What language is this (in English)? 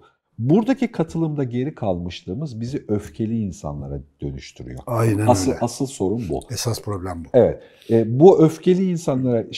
Turkish